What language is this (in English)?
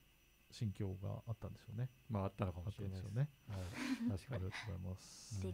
Japanese